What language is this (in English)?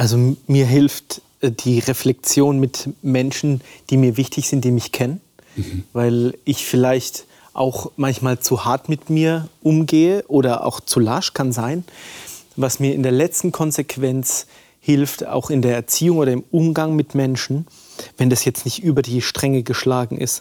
German